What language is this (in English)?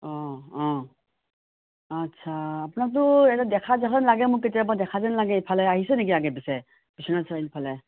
Assamese